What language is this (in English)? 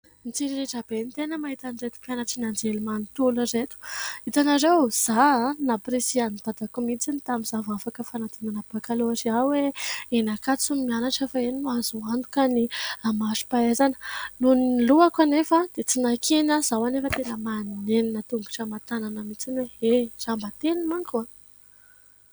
Malagasy